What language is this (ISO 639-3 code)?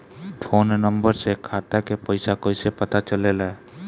bho